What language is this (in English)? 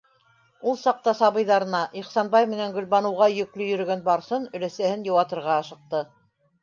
Bashkir